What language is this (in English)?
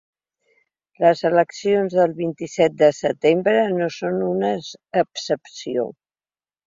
Catalan